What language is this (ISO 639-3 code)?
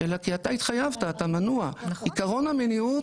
heb